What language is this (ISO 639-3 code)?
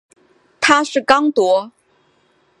zho